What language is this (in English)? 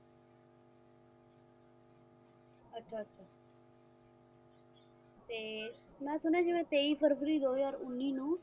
Punjabi